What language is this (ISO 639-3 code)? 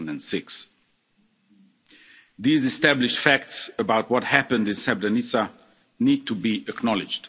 eng